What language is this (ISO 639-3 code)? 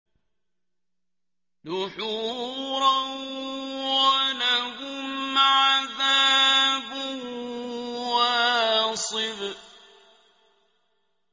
ara